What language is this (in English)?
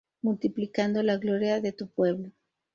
Spanish